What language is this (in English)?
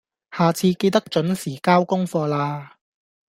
Cantonese